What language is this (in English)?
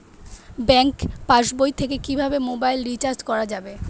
Bangla